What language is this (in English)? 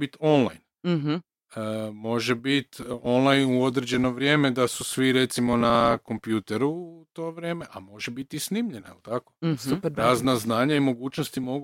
Croatian